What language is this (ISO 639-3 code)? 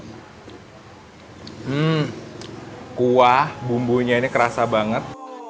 ind